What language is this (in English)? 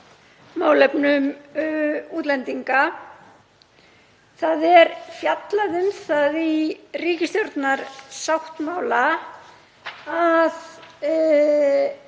Icelandic